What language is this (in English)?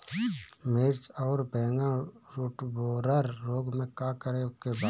Bhojpuri